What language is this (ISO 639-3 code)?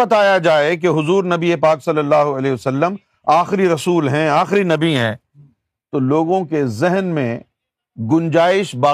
urd